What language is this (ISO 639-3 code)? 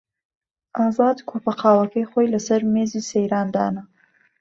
ckb